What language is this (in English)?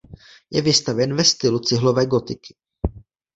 Czech